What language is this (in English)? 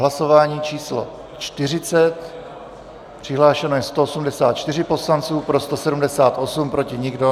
Czech